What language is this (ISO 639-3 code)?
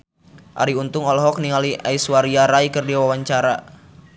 sun